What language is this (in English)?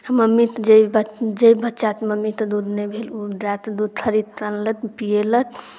Maithili